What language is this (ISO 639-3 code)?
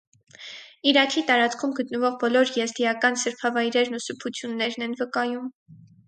hye